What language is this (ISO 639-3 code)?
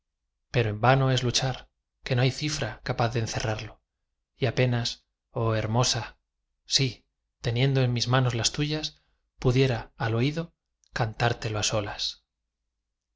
spa